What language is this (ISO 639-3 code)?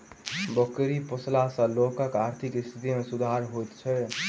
mai